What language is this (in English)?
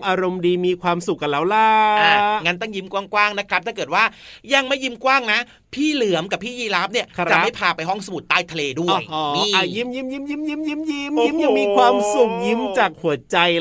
Thai